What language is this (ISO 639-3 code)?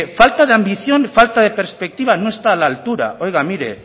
spa